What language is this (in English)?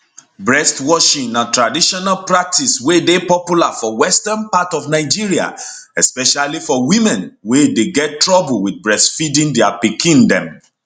Nigerian Pidgin